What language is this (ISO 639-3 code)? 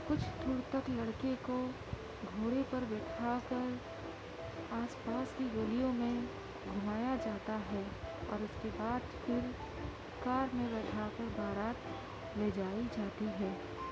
urd